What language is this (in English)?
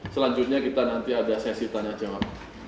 Indonesian